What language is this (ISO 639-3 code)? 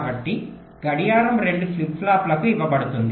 tel